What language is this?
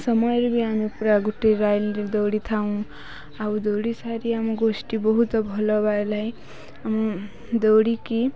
Odia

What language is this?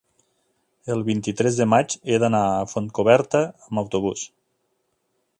Catalan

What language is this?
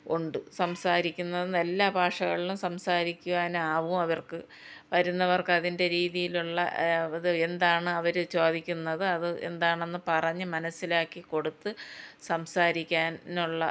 Malayalam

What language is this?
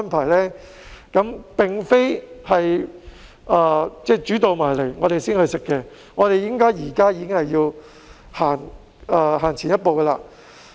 Cantonese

